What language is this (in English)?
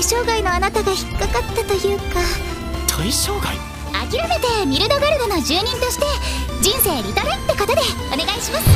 Japanese